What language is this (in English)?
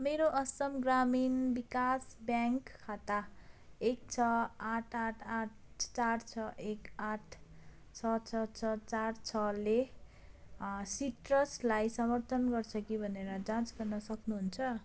Nepali